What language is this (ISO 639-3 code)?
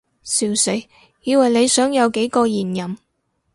yue